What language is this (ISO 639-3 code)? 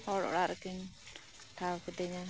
sat